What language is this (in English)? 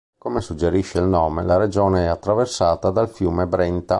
Italian